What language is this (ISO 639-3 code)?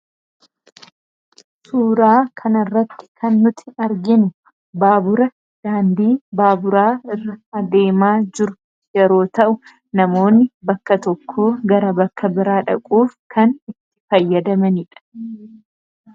orm